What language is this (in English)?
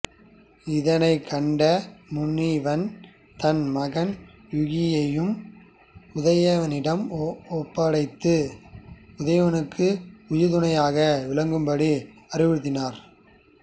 Tamil